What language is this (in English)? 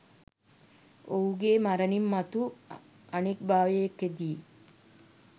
Sinhala